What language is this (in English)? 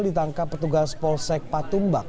Indonesian